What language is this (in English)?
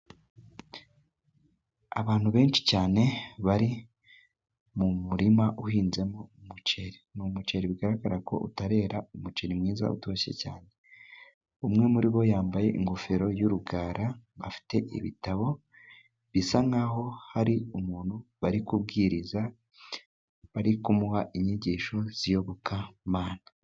Kinyarwanda